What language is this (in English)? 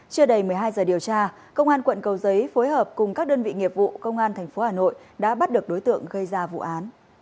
Vietnamese